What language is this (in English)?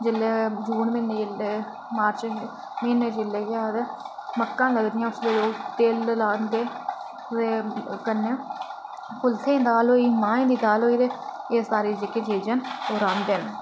Dogri